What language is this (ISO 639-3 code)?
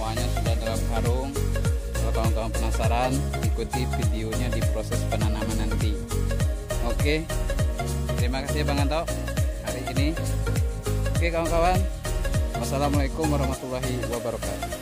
ind